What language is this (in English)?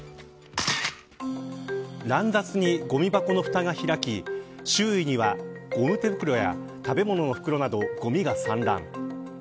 Japanese